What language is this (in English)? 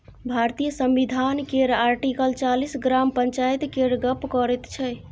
Maithili